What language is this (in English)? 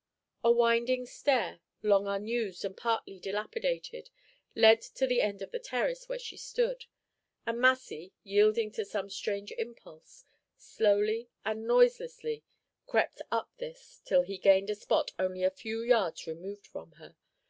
English